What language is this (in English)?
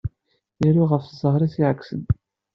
Kabyle